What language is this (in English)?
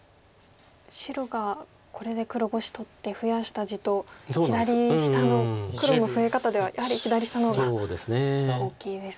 Japanese